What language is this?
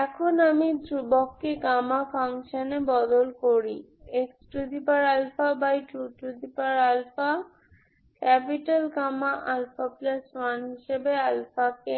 Bangla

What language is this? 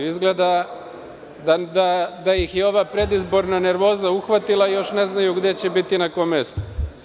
Serbian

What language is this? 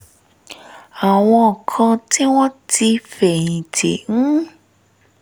Yoruba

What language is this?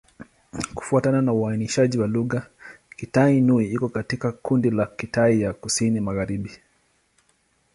Swahili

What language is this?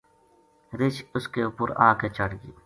Gujari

